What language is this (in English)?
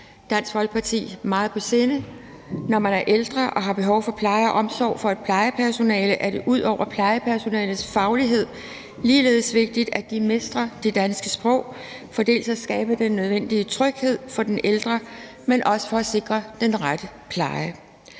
Danish